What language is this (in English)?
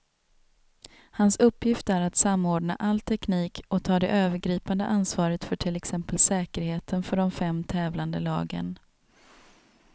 Swedish